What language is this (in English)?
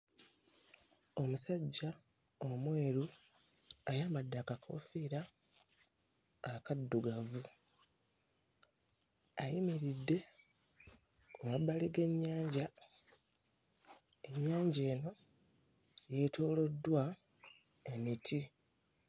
Ganda